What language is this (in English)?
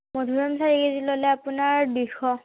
Assamese